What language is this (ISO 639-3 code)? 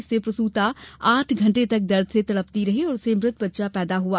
hin